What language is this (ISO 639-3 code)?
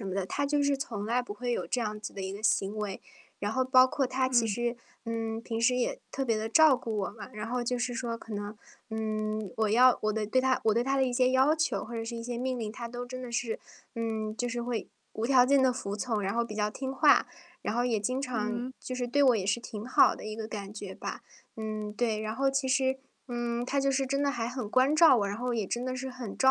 zho